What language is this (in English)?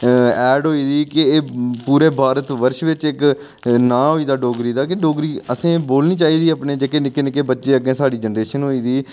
Dogri